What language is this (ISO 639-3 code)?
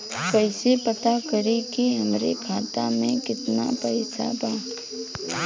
bho